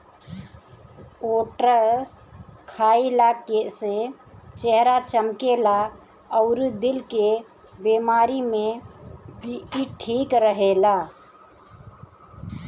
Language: Bhojpuri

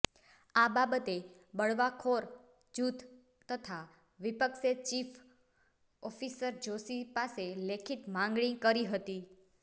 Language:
Gujarati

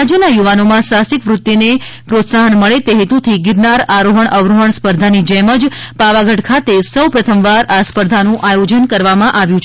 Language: Gujarati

